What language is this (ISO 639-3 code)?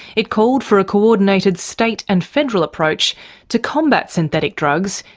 eng